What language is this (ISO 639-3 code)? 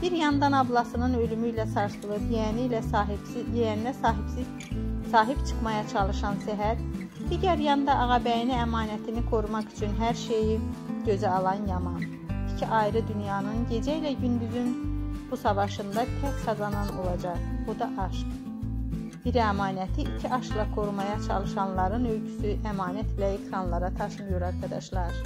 tur